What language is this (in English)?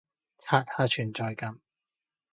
Cantonese